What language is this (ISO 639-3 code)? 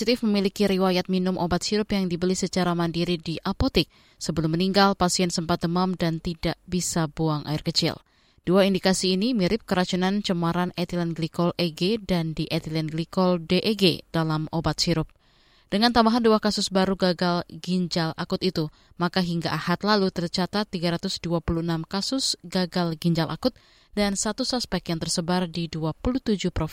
ind